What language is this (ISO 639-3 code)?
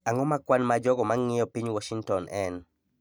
luo